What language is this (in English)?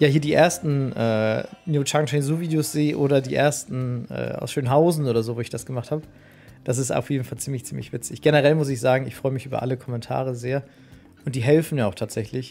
German